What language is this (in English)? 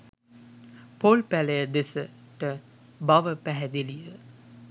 Sinhala